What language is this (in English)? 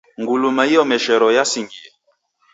Taita